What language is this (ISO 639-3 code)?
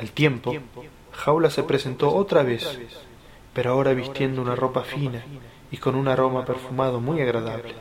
spa